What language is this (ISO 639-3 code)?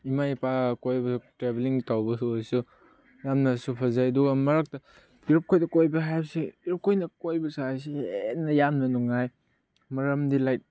mni